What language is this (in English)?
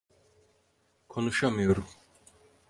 Turkish